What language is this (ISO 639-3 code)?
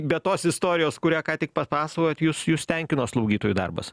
lit